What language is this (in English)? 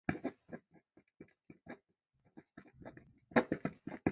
Chinese